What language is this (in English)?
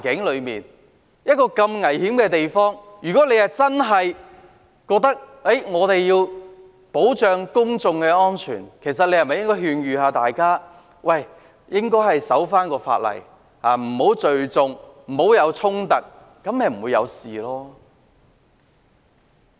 Cantonese